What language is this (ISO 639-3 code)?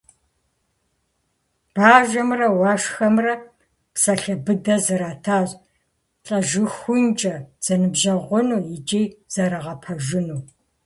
kbd